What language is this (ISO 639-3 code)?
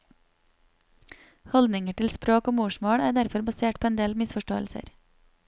nor